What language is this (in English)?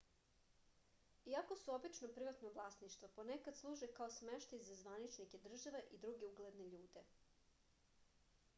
Serbian